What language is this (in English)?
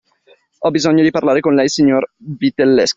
Italian